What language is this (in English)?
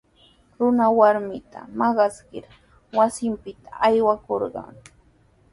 Sihuas Ancash Quechua